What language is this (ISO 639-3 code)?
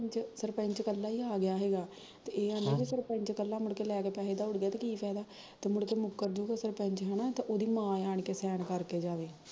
pan